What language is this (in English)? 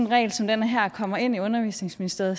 Danish